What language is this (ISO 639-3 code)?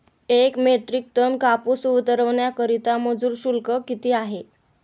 mar